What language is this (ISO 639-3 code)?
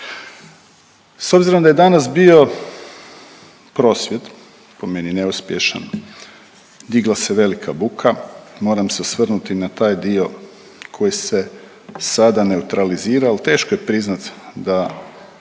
hrv